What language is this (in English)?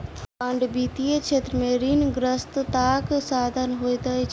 Maithili